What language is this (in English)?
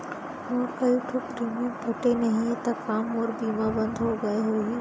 Chhattisgarhi